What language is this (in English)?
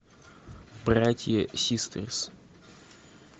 Russian